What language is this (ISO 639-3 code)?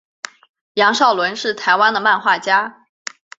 zho